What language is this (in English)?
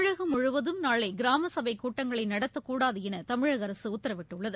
Tamil